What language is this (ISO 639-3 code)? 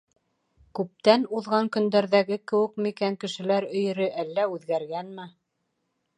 bak